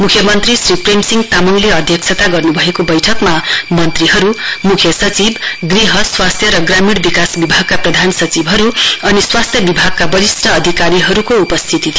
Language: Nepali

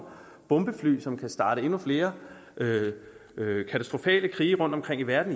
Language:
Danish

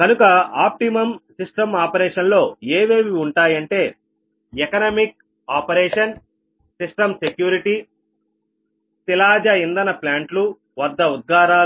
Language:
Telugu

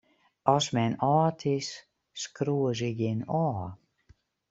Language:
Western Frisian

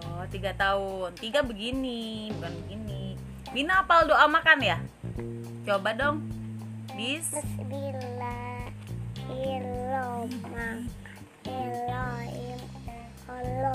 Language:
Indonesian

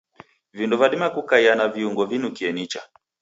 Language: Taita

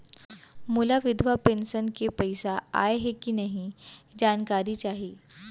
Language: Chhattisgarhi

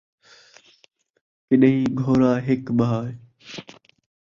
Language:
Saraiki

